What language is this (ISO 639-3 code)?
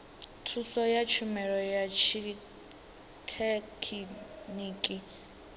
ven